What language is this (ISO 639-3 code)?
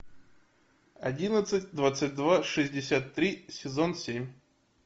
rus